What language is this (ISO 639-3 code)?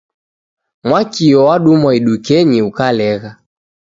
dav